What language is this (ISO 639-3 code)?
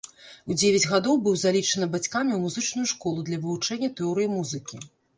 bel